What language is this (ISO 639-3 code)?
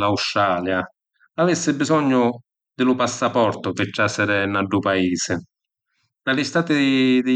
scn